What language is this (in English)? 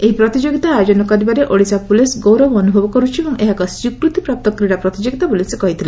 Odia